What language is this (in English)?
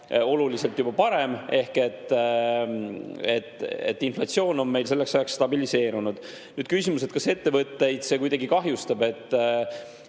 Estonian